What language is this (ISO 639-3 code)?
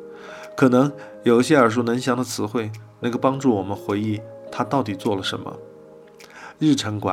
zho